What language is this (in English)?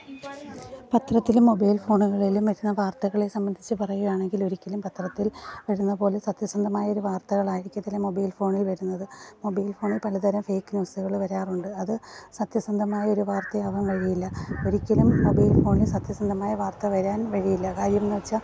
Malayalam